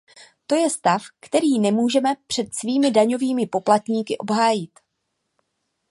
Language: Czech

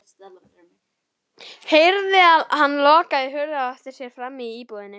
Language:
Icelandic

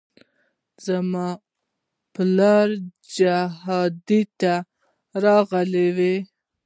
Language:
Pashto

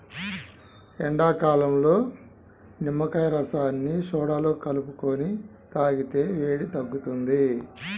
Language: Telugu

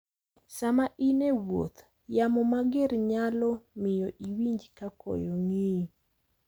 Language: Luo (Kenya and Tanzania)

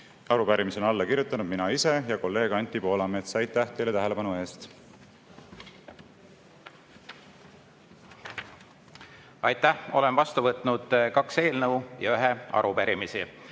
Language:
Estonian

